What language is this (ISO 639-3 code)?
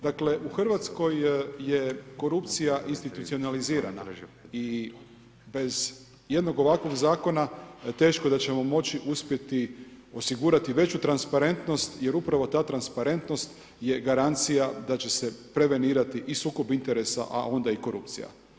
hrv